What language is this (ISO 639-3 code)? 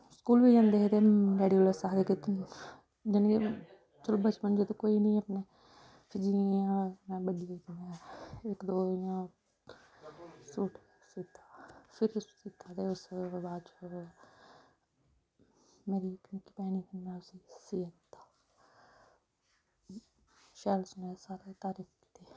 doi